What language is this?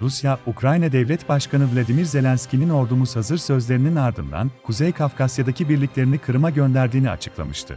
Turkish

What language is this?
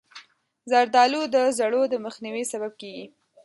Pashto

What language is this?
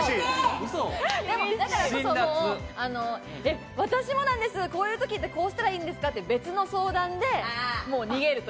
Japanese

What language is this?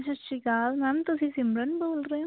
Punjabi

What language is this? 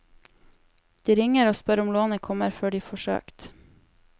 Norwegian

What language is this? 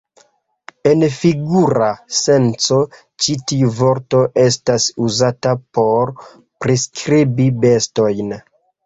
Esperanto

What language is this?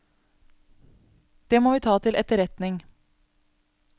Norwegian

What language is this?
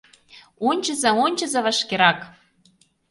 Mari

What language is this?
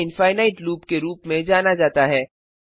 Hindi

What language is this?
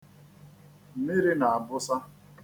Igbo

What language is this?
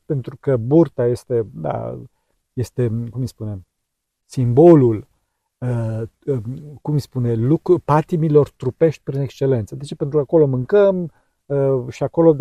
Romanian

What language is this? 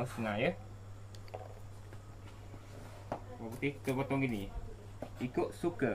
Malay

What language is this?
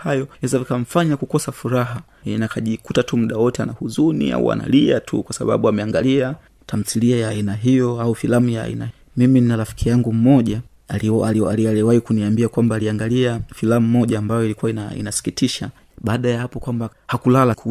Swahili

